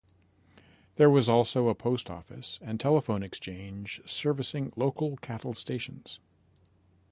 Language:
English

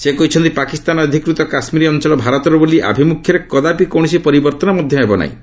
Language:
Odia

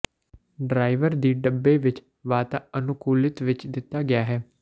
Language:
Punjabi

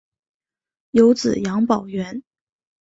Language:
Chinese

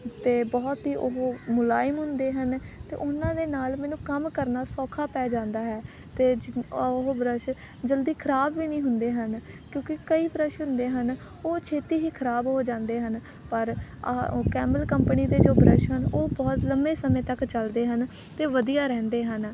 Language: Punjabi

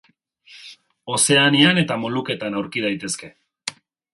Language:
Basque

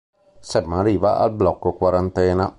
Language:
Italian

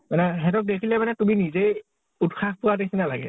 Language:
Assamese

